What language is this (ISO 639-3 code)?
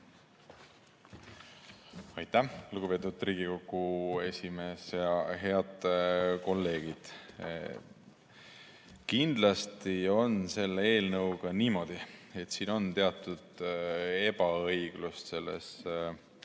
est